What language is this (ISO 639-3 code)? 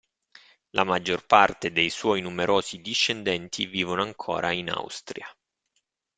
ita